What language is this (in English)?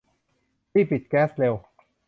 Thai